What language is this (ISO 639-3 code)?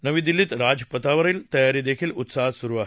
mar